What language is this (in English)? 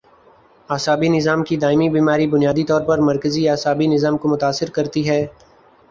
Urdu